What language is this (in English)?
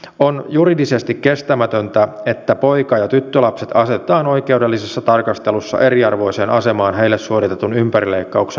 Finnish